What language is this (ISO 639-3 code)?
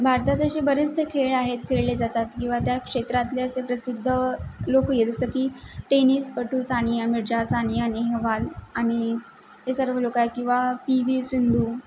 mar